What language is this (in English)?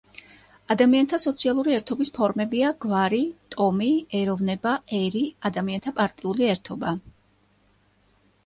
Georgian